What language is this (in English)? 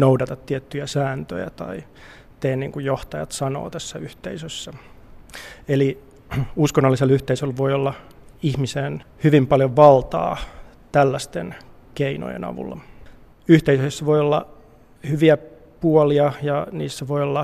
Finnish